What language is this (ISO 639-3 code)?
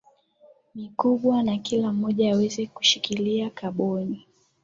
swa